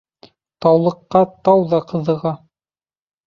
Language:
Bashkir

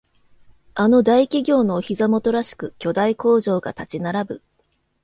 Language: Japanese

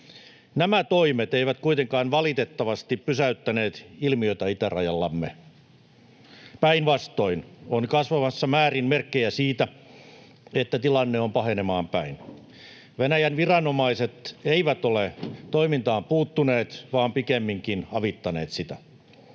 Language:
Finnish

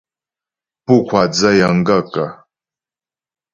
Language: Ghomala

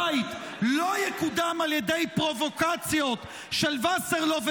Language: Hebrew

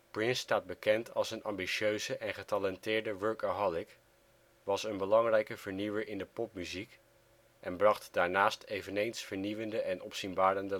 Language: Dutch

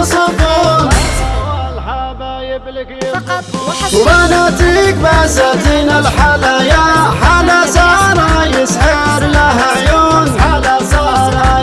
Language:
Arabic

